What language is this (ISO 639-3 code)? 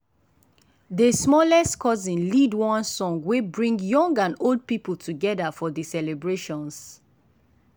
pcm